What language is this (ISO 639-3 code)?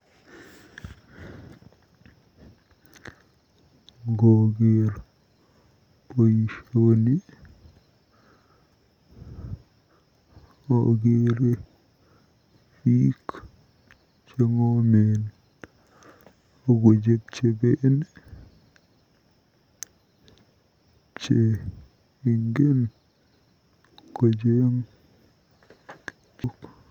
kln